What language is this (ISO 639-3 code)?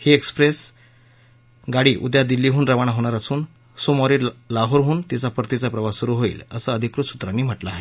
mar